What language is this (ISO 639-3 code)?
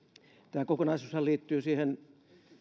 fin